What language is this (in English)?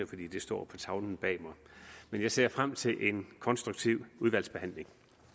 Danish